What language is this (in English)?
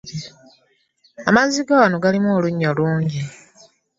Ganda